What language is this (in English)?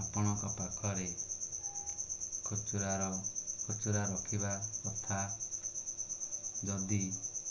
Odia